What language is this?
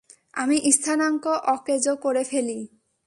Bangla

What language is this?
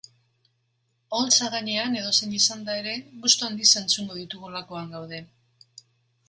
Basque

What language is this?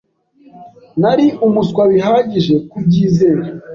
Kinyarwanda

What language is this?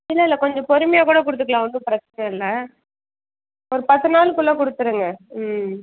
Tamil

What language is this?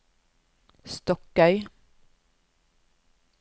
Norwegian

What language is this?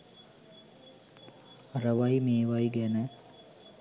Sinhala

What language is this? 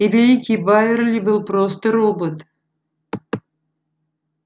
Russian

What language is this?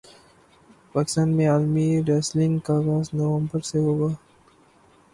Urdu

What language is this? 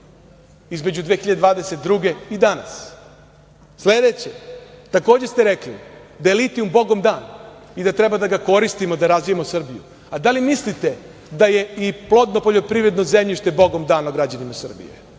Serbian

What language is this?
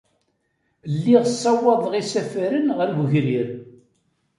Kabyle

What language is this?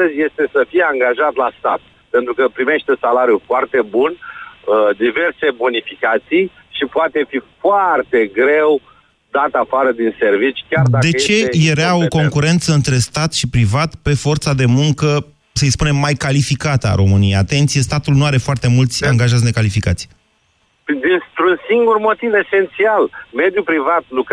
Romanian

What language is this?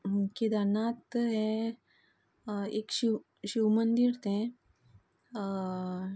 Konkani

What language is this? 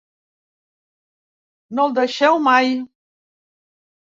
Catalan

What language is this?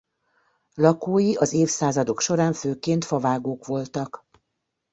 Hungarian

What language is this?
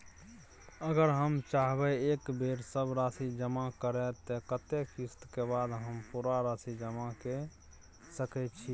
Maithili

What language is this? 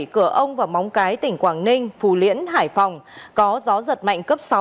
Vietnamese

